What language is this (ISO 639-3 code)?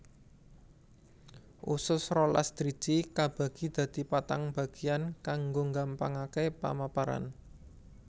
jav